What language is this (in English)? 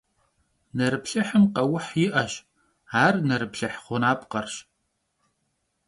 Kabardian